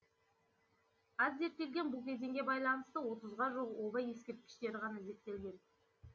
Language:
Kazakh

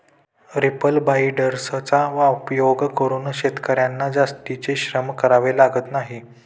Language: Marathi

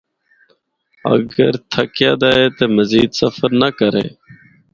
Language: Northern Hindko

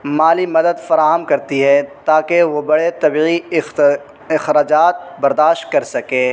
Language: Urdu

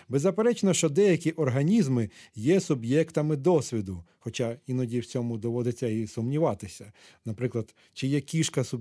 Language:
Ukrainian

